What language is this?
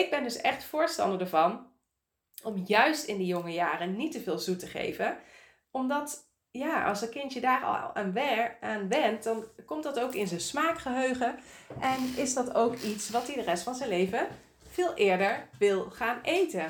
Dutch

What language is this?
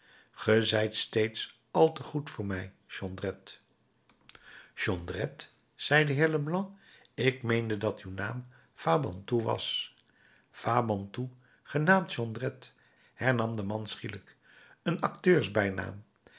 Dutch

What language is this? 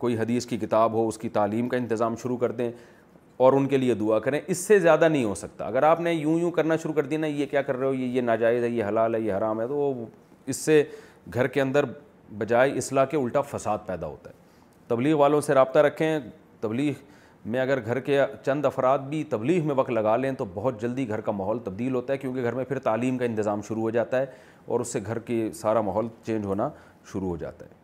Urdu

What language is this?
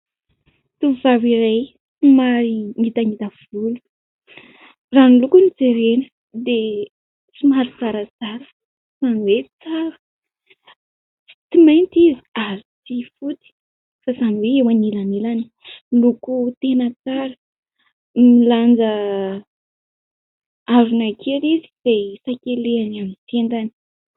Malagasy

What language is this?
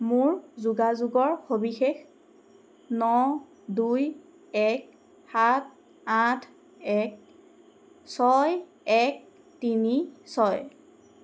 Assamese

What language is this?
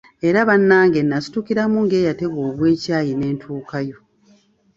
Ganda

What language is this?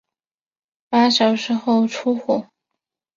Chinese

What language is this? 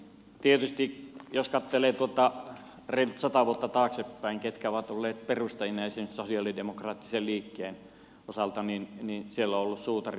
Finnish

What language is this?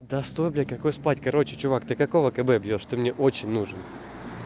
Russian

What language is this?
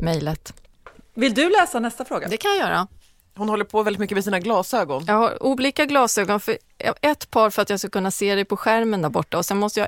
Swedish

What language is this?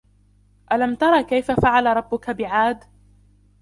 Arabic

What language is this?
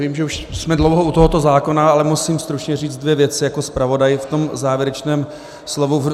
Czech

